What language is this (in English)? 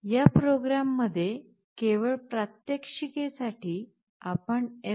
Marathi